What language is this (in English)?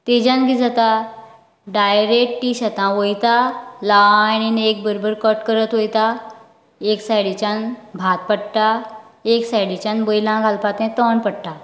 Konkani